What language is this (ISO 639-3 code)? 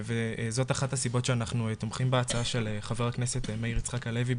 heb